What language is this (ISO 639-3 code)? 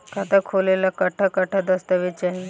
bho